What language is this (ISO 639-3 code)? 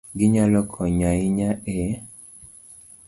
luo